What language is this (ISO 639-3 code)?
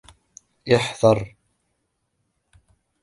ara